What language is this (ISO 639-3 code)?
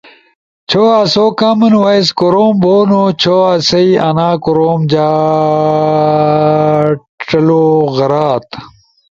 ush